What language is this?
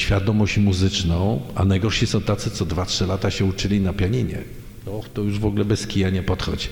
Polish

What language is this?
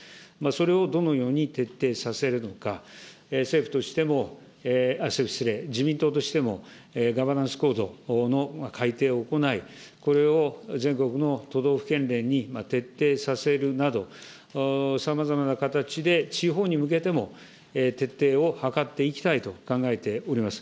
Japanese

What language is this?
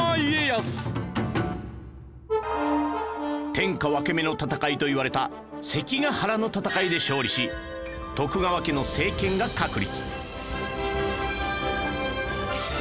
Japanese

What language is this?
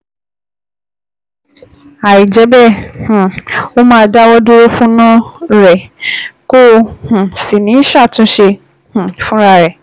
Yoruba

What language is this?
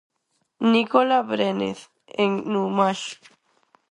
Galician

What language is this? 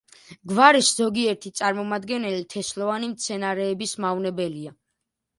Georgian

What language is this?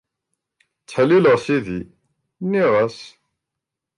Kabyle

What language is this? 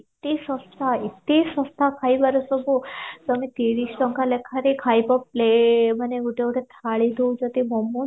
Odia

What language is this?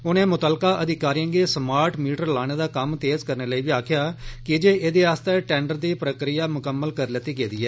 Dogri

